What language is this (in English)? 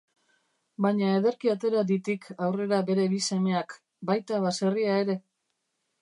Basque